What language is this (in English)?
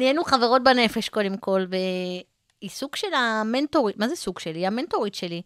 Hebrew